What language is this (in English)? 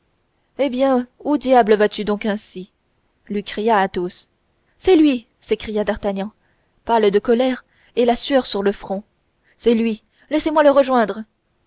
French